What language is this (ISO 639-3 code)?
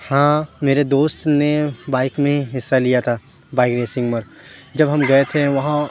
urd